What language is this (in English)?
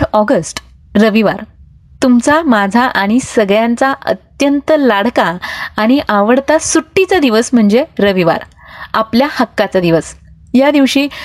Marathi